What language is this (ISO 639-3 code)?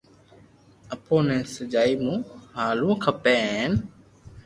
lrk